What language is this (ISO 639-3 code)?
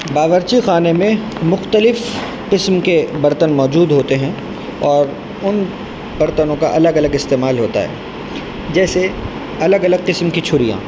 urd